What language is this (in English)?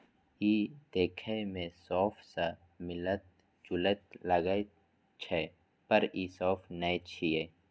Maithili